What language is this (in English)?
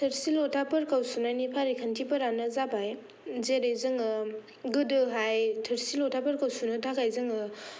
Bodo